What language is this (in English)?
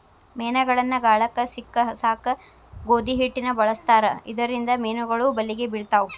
Kannada